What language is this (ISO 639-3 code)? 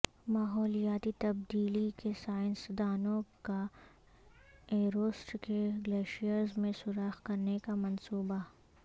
urd